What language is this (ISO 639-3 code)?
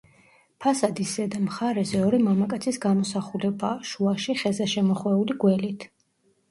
kat